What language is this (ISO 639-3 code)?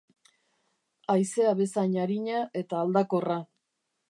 eus